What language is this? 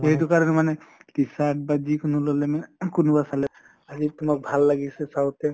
Assamese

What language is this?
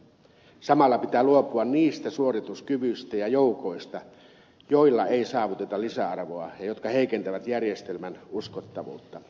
Finnish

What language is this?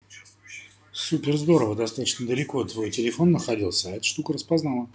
Russian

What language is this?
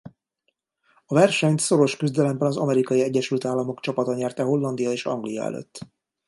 Hungarian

